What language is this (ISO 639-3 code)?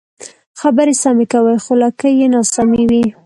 pus